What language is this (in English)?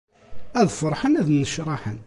Kabyle